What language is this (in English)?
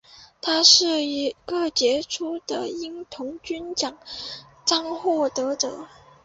Chinese